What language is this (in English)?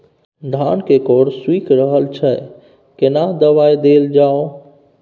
Maithili